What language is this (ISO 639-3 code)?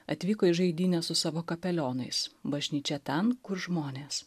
lit